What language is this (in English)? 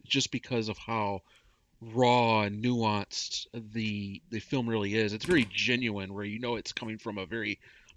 English